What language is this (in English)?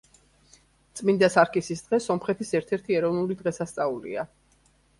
Georgian